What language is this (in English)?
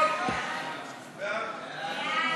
Hebrew